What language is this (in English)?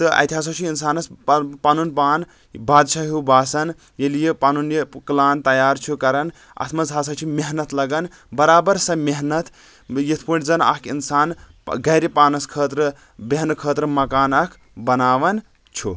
Kashmiri